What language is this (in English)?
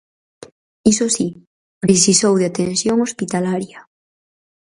Galician